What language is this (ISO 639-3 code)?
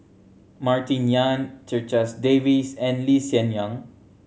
eng